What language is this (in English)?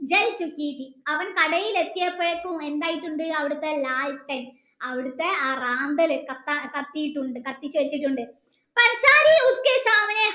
Malayalam